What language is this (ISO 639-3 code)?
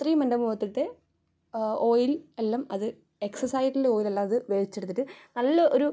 mal